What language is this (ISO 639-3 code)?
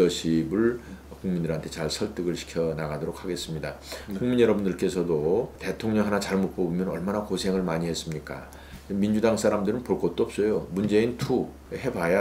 kor